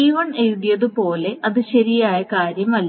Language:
Malayalam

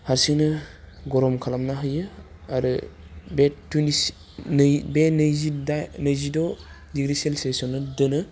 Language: Bodo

